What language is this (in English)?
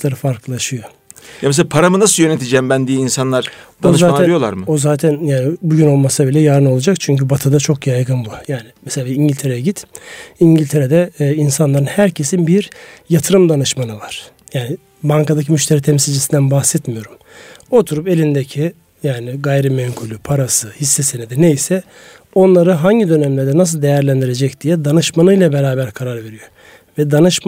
Turkish